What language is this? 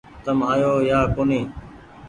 Goaria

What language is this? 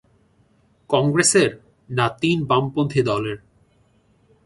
Bangla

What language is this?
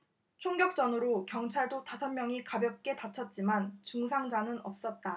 Korean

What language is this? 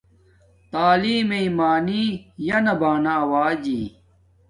Domaaki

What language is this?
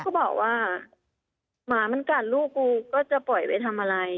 Thai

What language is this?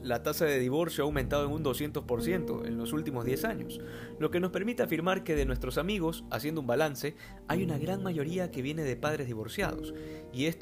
Spanish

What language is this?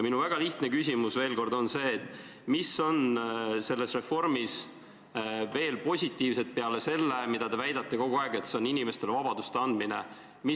Estonian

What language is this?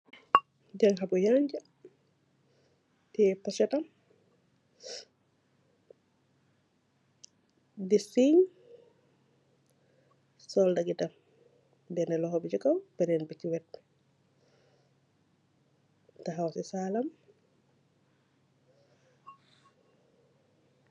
Wolof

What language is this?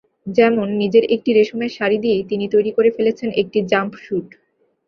Bangla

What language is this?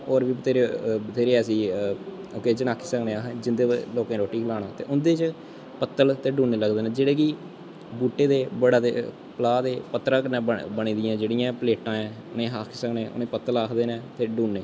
Dogri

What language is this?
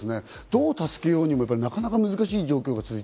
Japanese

